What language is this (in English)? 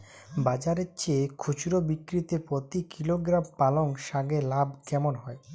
Bangla